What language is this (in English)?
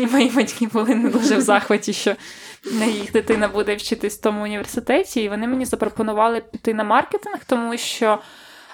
Ukrainian